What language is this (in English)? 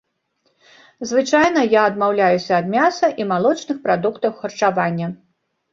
Belarusian